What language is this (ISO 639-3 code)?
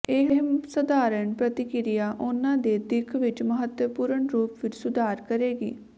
pan